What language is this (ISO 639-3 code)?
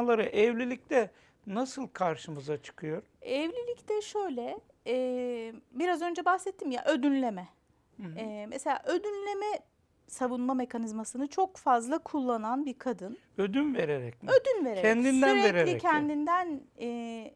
tur